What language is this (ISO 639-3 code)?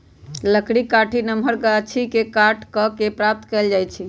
mag